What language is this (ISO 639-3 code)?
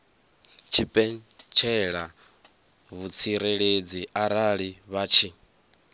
ven